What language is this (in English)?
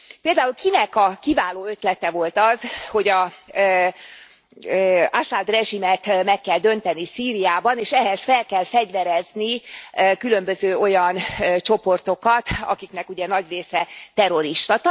Hungarian